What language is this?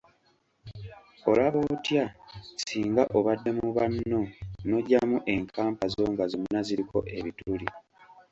Ganda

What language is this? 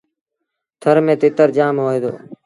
Sindhi Bhil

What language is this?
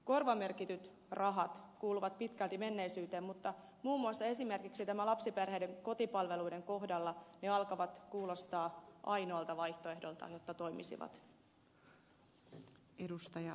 Finnish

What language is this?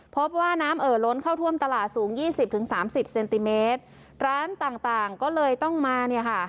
Thai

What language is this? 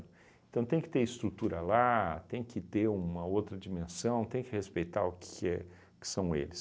Portuguese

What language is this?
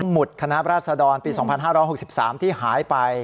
Thai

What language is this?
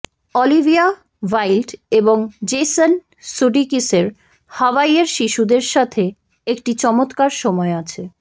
Bangla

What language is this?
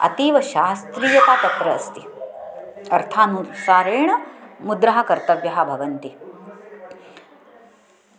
Sanskrit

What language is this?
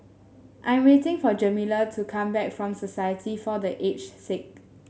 English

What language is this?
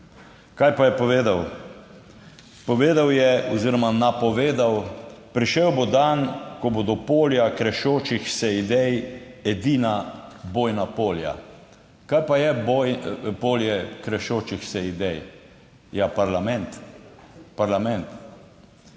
Slovenian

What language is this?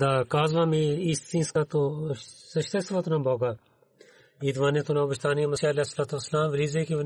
Bulgarian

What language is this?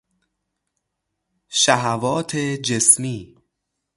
Persian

